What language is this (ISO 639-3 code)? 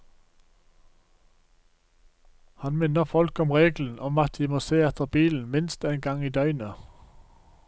nor